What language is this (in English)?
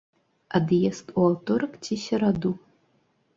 Belarusian